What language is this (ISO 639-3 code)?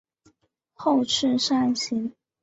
zho